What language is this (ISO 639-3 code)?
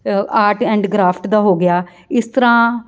pan